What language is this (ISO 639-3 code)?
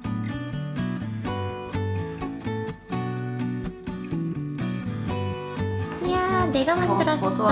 kor